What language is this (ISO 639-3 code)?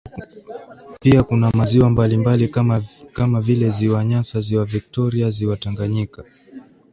swa